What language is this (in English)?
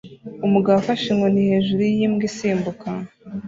Kinyarwanda